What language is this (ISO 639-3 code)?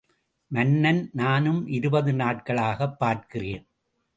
tam